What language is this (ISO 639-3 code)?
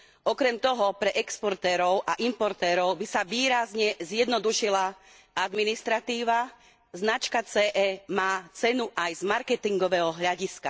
slk